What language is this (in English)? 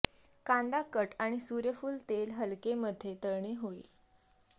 Marathi